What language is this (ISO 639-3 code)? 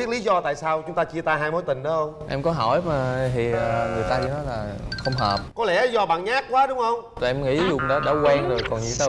vie